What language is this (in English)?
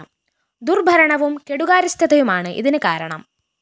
Malayalam